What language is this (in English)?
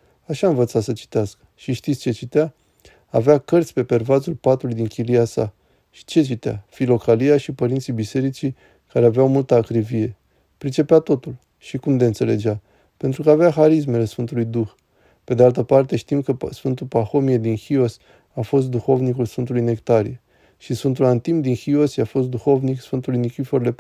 Romanian